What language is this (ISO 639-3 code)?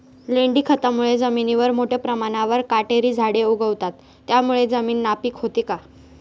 mar